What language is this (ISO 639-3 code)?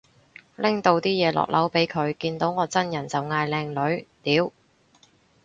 yue